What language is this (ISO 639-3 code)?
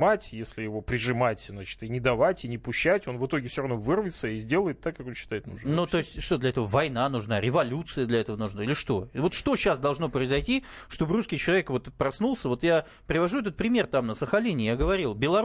rus